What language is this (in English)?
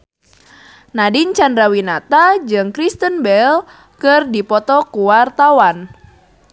Sundanese